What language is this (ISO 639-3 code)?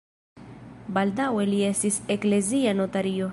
epo